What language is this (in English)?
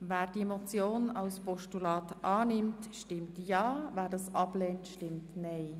Swiss German